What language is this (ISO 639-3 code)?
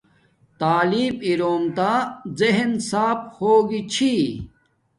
dmk